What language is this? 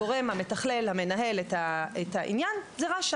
Hebrew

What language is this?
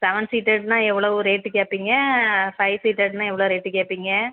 Tamil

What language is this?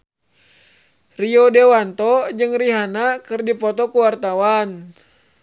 Sundanese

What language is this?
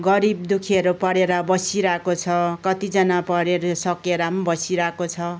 Nepali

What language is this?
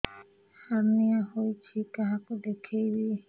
Odia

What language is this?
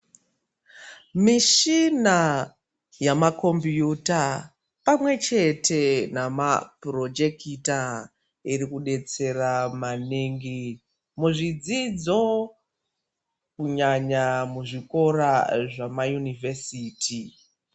Ndau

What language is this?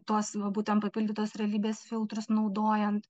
Lithuanian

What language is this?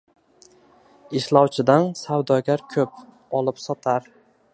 Uzbek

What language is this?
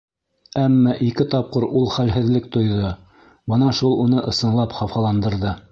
Bashkir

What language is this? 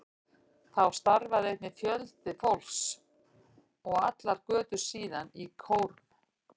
Icelandic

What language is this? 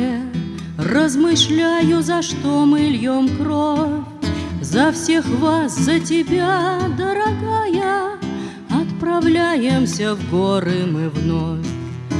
Russian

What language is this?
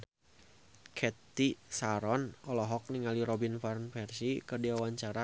Sundanese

